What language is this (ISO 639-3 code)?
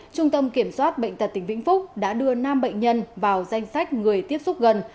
vie